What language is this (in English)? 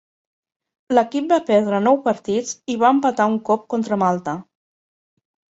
Catalan